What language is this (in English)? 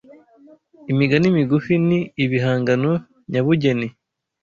Kinyarwanda